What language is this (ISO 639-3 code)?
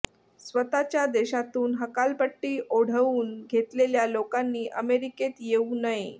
mar